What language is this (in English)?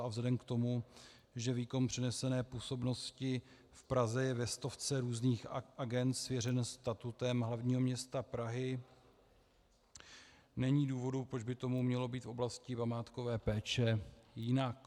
Czech